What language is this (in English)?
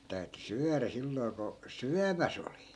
Finnish